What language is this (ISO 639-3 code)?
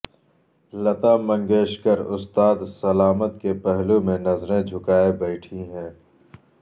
urd